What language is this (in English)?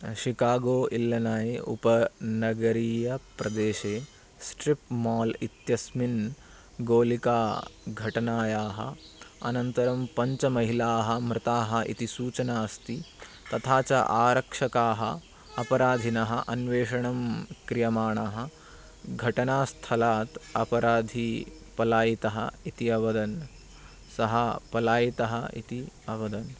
Sanskrit